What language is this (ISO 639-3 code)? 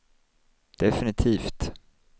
swe